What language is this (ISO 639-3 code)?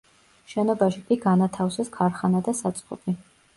kat